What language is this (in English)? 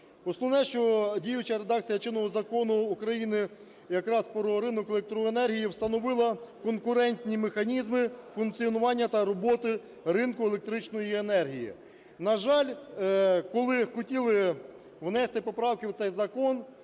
Ukrainian